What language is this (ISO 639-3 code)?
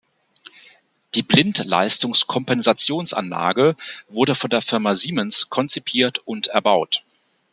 deu